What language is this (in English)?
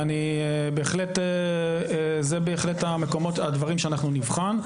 Hebrew